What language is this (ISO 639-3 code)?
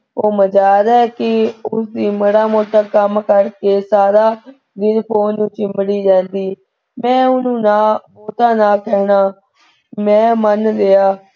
pan